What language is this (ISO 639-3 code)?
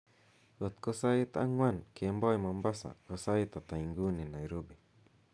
kln